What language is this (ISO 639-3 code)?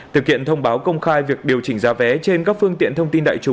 vie